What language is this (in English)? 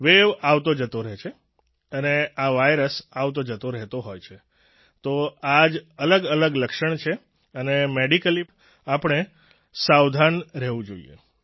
Gujarati